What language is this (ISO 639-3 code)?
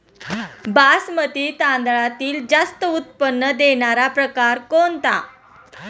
mar